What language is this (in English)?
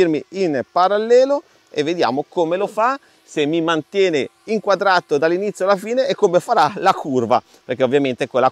Italian